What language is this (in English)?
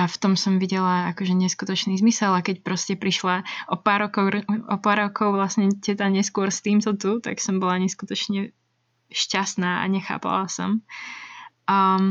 Slovak